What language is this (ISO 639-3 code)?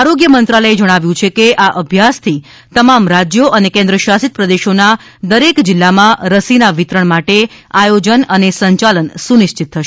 guj